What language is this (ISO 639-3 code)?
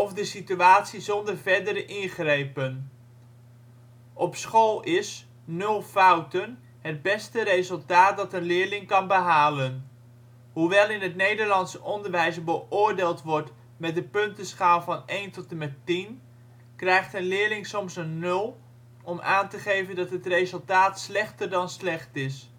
nld